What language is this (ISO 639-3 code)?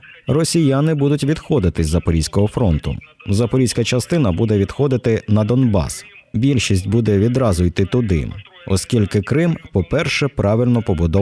ukr